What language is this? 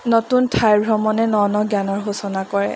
Assamese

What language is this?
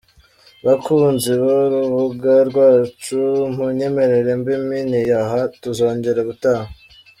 Kinyarwanda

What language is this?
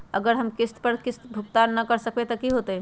Magahi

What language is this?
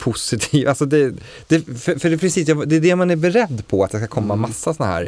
Swedish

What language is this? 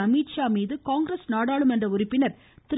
Tamil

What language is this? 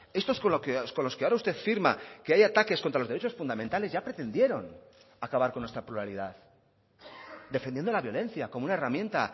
Spanish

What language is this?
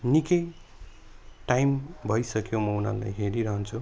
Nepali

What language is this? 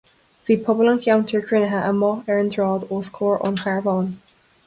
Irish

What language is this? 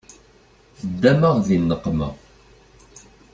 Kabyle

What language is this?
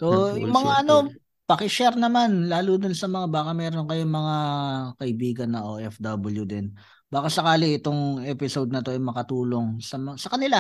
Filipino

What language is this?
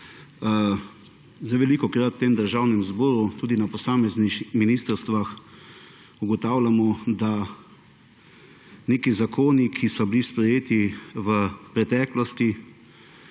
Slovenian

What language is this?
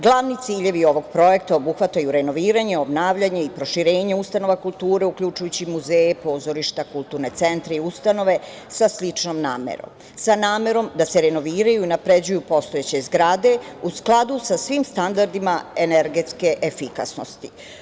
Serbian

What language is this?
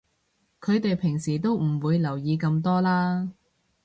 Cantonese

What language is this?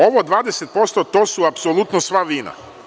Serbian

